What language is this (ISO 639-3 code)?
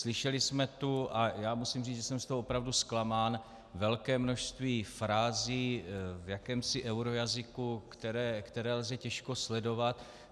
ces